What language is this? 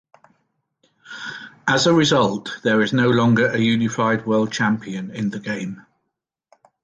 English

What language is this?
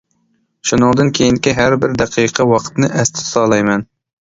Uyghur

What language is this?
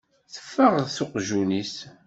Kabyle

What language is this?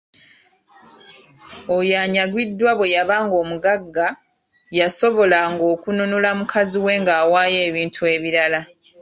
Ganda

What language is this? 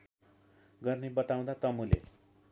Nepali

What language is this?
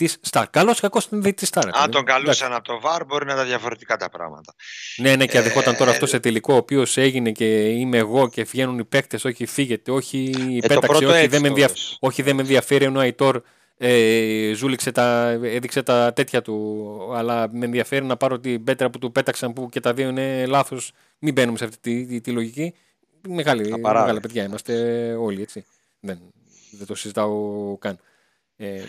Greek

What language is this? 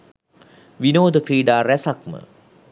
Sinhala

